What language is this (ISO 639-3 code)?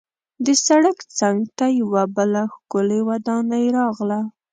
pus